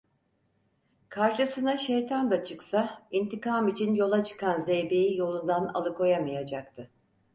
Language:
Turkish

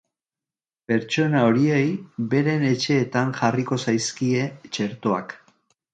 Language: Basque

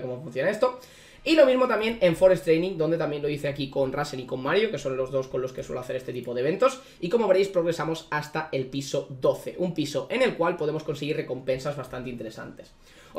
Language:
Spanish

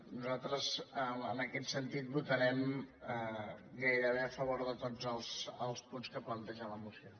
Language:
Catalan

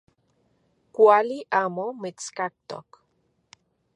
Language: Central Puebla Nahuatl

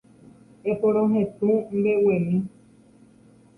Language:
Guarani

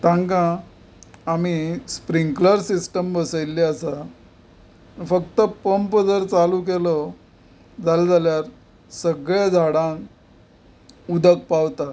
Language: Konkani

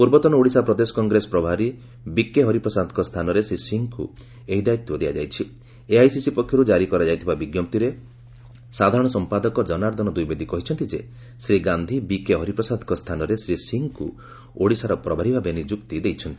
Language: Odia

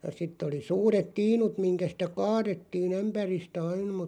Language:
Finnish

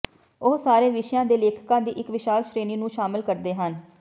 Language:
Punjabi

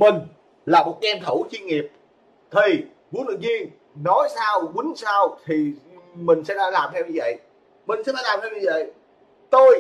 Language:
Vietnamese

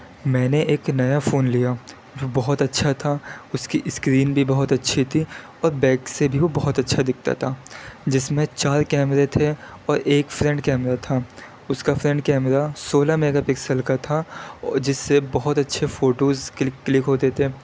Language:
Urdu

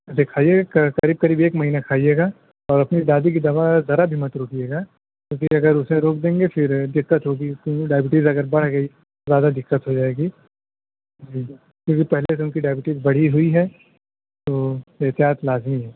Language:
Urdu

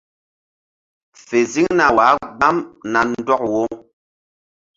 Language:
Mbum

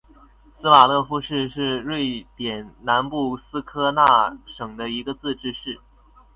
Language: Chinese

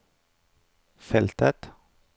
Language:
Norwegian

